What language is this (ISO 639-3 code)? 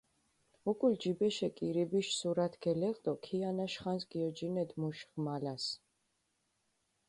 xmf